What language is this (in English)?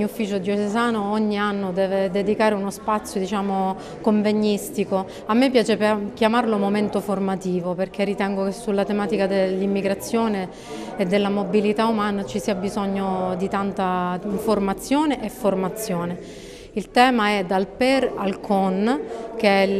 Italian